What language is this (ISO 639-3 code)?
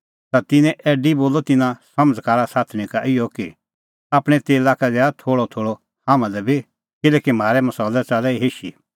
kfx